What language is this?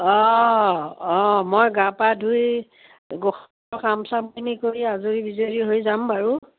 Assamese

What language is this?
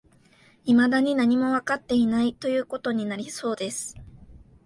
Japanese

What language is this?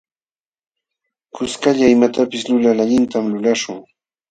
Jauja Wanca Quechua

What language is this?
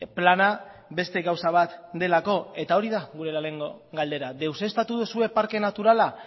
Basque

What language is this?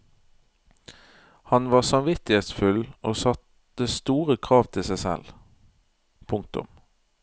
Norwegian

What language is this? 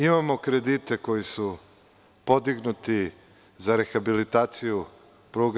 Serbian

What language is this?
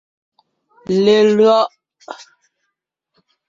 Ngiemboon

